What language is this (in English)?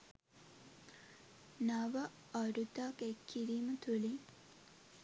Sinhala